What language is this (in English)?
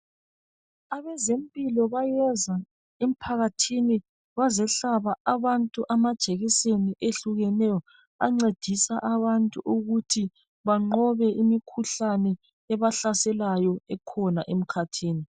North Ndebele